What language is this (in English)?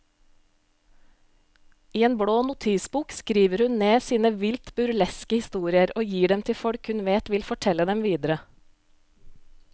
Norwegian